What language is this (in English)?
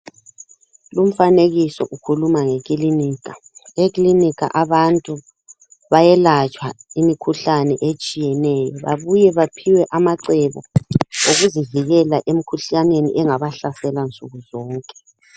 North Ndebele